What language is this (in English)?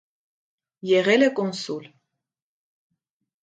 Armenian